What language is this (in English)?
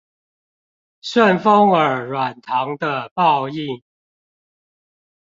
Chinese